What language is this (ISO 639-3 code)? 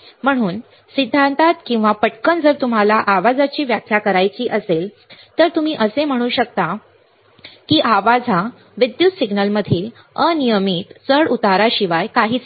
mar